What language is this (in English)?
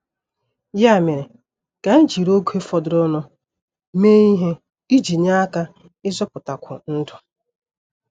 Igbo